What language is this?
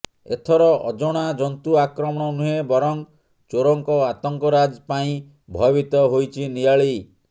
Odia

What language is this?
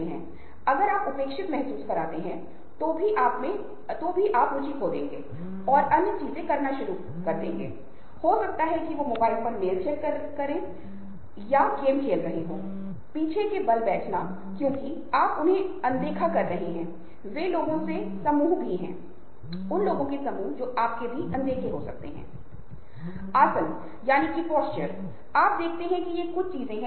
Hindi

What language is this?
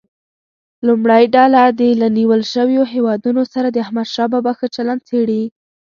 Pashto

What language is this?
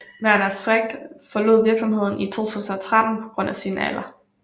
Danish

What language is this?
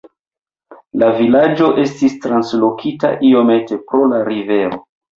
Esperanto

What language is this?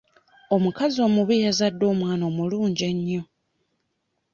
Ganda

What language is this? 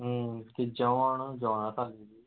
Konkani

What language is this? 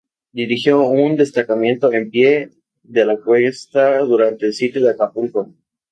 Spanish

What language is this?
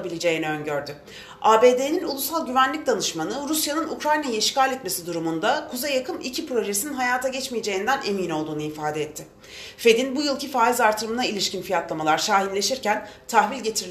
Turkish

